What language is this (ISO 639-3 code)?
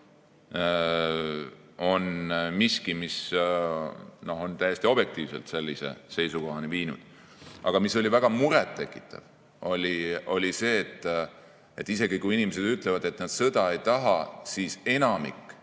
est